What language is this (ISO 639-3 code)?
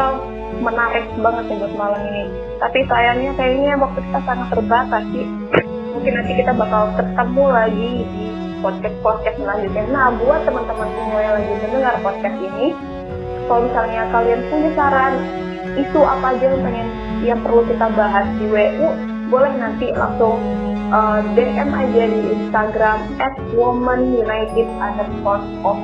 ind